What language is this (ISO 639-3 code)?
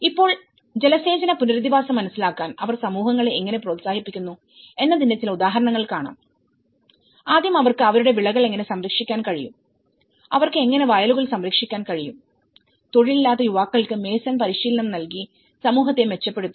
mal